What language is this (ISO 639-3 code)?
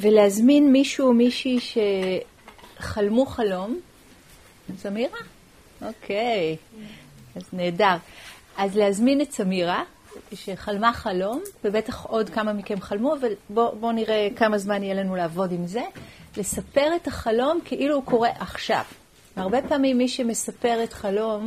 heb